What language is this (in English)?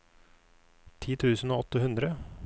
Norwegian